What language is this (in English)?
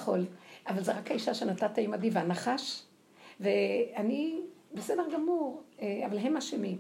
Hebrew